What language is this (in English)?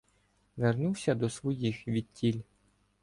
Ukrainian